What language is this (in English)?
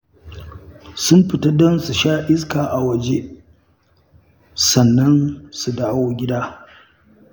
Hausa